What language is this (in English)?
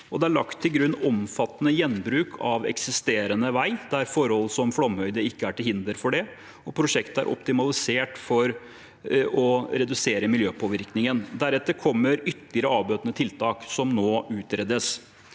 Norwegian